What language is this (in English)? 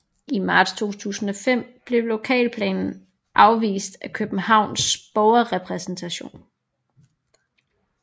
Danish